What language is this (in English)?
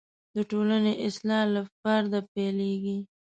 Pashto